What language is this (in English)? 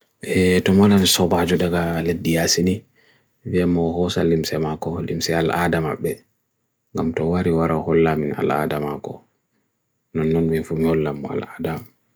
Bagirmi Fulfulde